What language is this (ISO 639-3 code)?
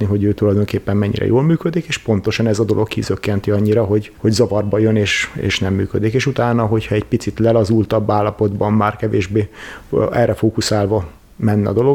hun